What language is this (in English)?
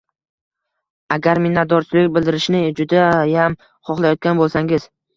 Uzbek